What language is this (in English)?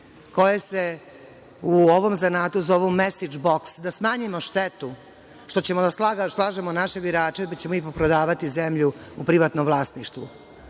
Serbian